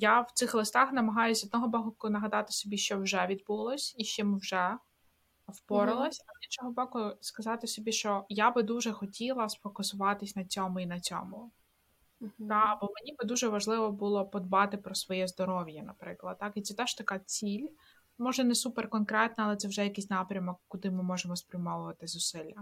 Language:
Ukrainian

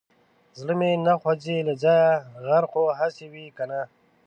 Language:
Pashto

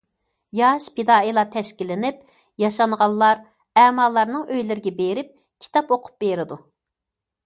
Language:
Uyghur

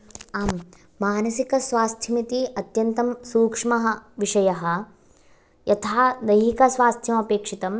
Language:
Sanskrit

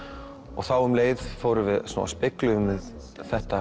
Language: Icelandic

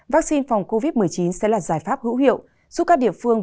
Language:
Vietnamese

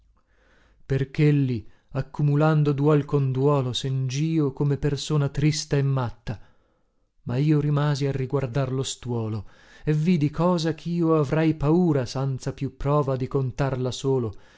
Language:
Italian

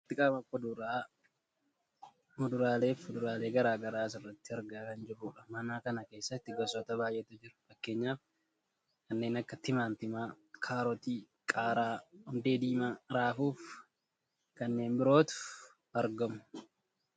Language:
Oromo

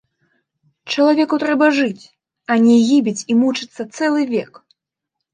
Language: Belarusian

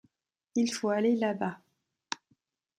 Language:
French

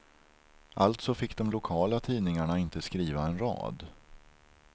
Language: Swedish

